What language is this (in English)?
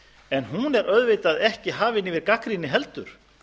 Icelandic